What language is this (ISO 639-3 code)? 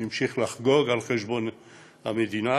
heb